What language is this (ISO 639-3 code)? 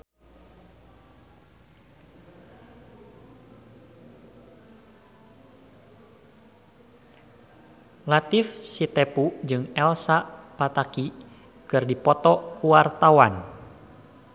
sun